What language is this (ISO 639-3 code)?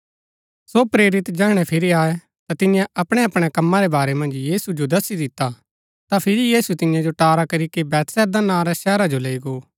gbk